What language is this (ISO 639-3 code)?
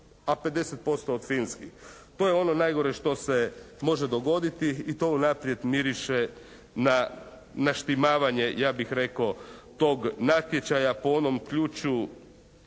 hrv